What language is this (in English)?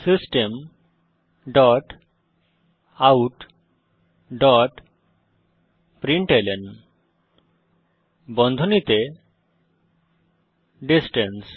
Bangla